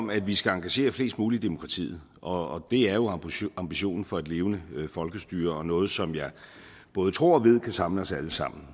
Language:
Danish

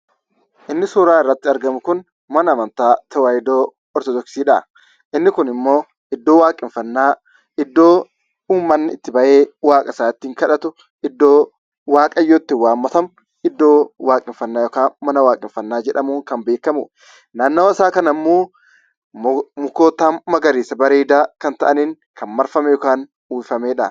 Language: Oromo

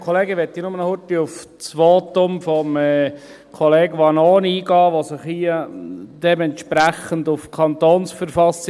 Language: Swiss German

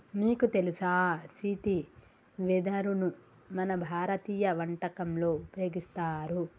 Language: Telugu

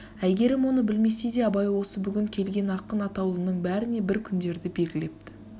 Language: Kazakh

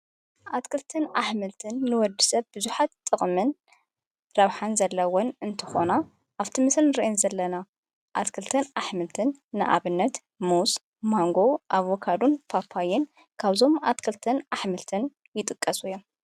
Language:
Tigrinya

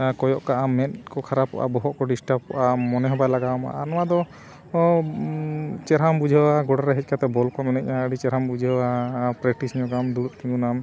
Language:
Santali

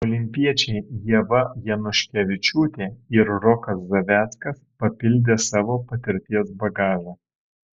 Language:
Lithuanian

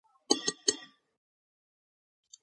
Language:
Georgian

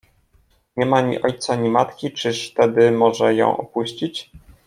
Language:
Polish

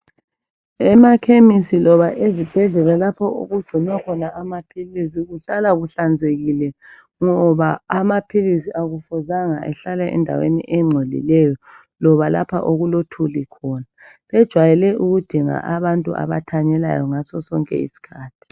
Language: North Ndebele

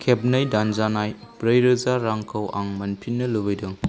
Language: Bodo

